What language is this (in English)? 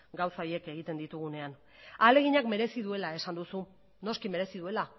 Basque